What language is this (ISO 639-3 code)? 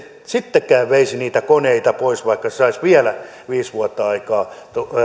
fin